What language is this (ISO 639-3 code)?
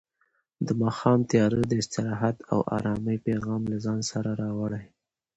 pus